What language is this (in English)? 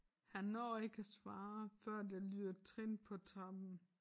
Danish